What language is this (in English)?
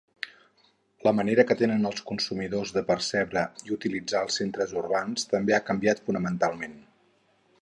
Catalan